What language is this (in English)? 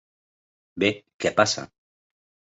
Catalan